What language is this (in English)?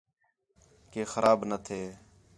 Khetrani